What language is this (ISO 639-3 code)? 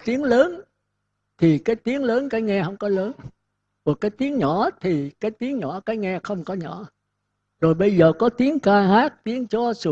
vie